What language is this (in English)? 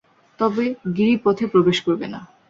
Bangla